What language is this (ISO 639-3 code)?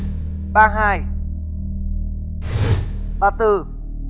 vie